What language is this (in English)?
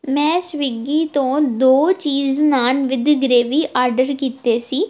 Punjabi